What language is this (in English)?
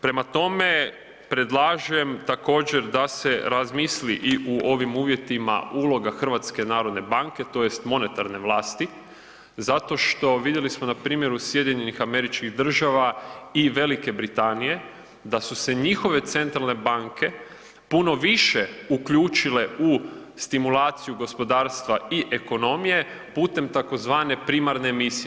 Croatian